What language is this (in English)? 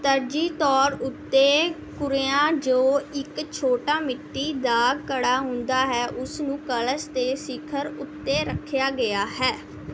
Punjabi